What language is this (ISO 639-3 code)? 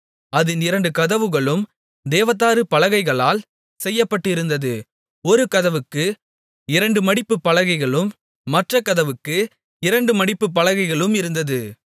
tam